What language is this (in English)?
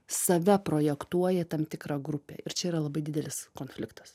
Lithuanian